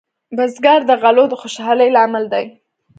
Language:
Pashto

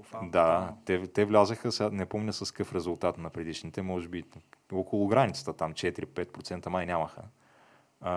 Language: Bulgarian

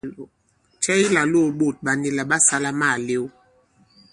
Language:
Bankon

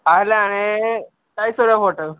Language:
Dogri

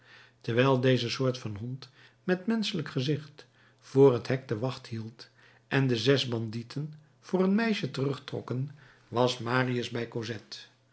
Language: Dutch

